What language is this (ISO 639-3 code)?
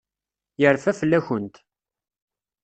kab